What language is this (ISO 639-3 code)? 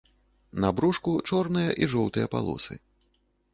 bel